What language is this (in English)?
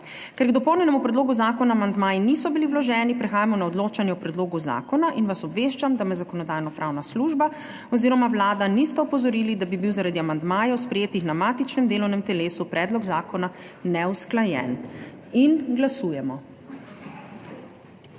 Slovenian